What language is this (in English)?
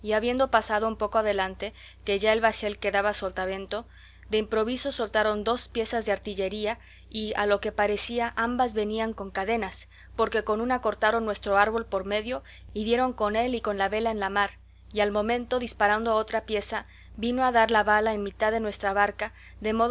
Spanish